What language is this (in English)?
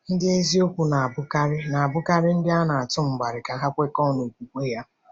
Igbo